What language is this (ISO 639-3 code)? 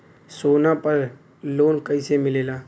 bho